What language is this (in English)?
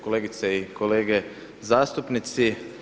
Croatian